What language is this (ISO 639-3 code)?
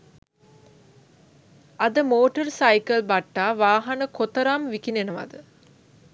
sin